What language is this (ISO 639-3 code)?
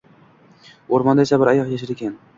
uzb